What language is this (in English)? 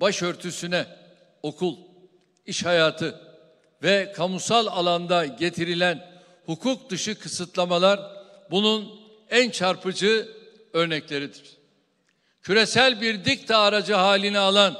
Turkish